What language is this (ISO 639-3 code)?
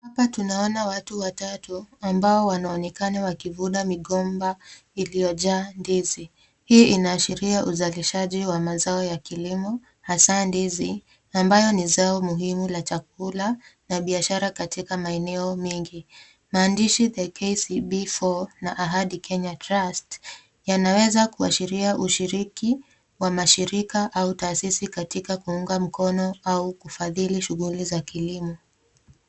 swa